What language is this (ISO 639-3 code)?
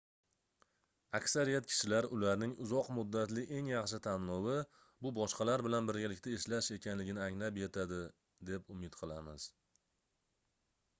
uzb